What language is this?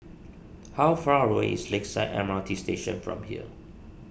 English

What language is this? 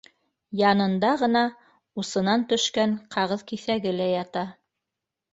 Bashkir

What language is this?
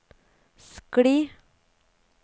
Norwegian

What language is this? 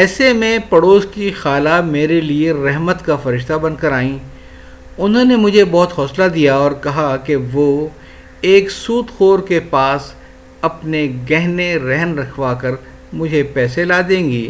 Urdu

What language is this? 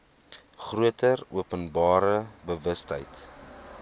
Afrikaans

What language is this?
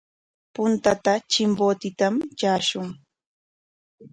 Corongo Ancash Quechua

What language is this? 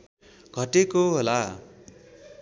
Nepali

